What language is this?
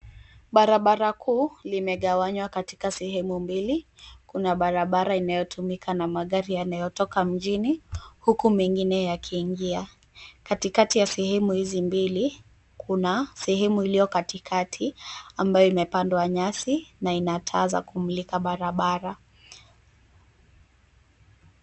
Swahili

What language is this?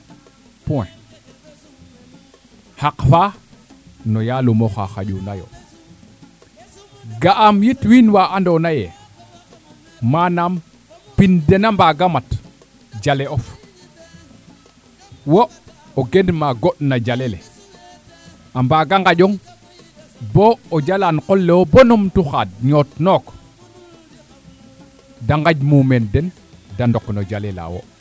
Serer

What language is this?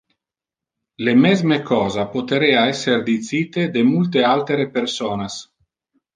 Interlingua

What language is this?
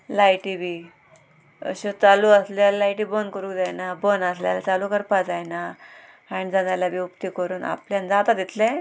Konkani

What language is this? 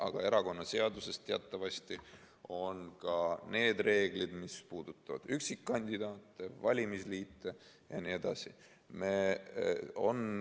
Estonian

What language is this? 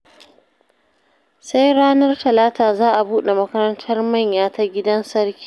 Hausa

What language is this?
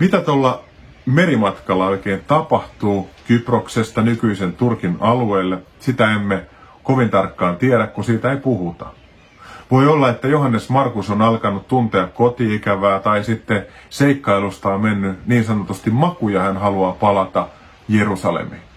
Finnish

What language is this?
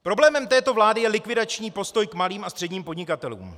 Czech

